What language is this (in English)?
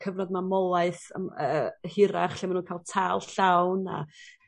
Welsh